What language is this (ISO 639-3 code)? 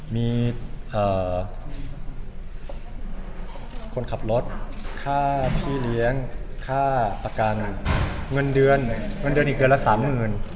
tha